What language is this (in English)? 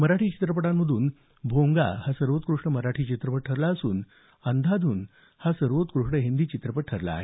Marathi